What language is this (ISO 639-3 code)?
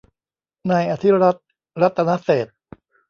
tha